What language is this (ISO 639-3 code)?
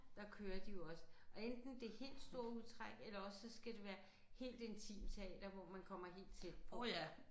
dan